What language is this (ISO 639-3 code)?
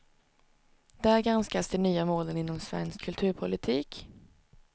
swe